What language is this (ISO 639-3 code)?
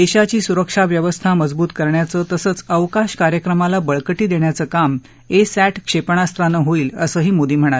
mar